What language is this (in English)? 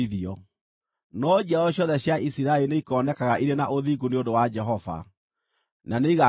Kikuyu